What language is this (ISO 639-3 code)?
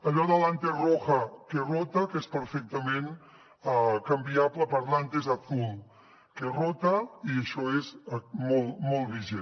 cat